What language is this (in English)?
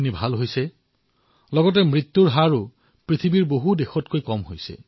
Assamese